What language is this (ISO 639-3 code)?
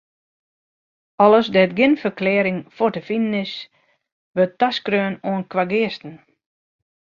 fry